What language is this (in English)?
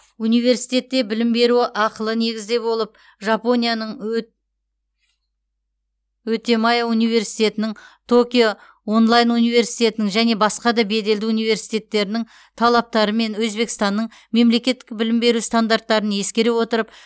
Kazakh